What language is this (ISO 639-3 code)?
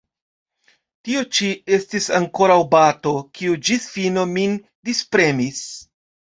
epo